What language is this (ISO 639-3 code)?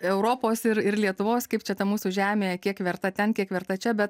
lit